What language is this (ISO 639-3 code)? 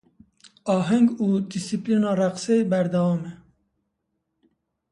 kur